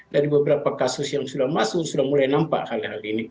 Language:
Indonesian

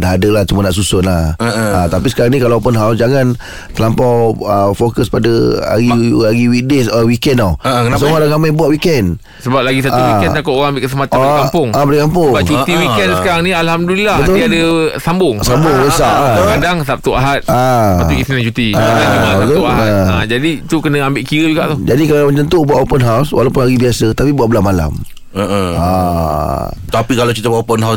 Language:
Malay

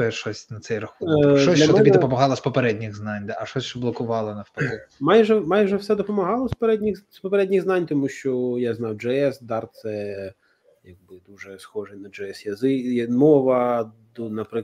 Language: Ukrainian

